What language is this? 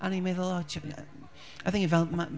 Welsh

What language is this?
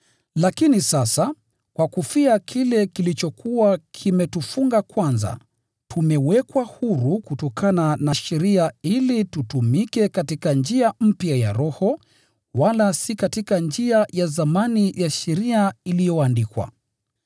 Swahili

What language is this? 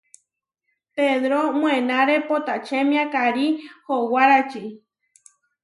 Huarijio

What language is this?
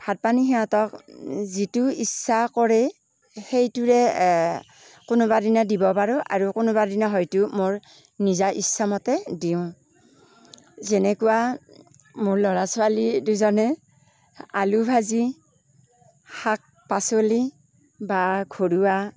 Assamese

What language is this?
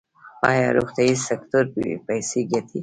Pashto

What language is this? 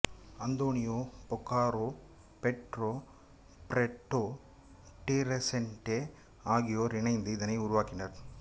Tamil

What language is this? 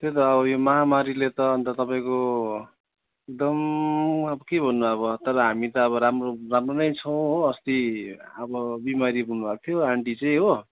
Nepali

